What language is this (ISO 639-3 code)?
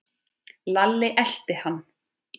isl